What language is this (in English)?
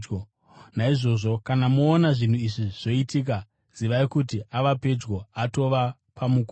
Shona